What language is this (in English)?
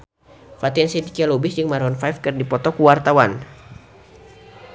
Sundanese